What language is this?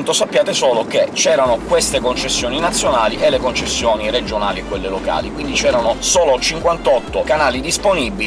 Italian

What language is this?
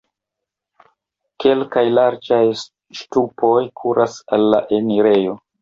Esperanto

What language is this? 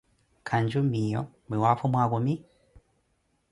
Koti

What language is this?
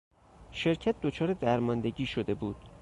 Persian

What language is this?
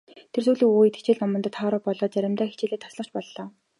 Mongolian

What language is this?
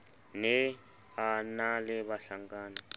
Southern Sotho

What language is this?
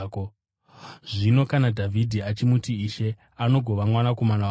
Shona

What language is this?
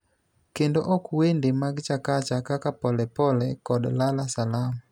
Luo (Kenya and Tanzania)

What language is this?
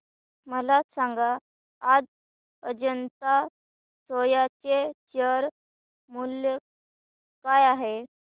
Marathi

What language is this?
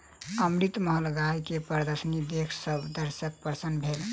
Maithili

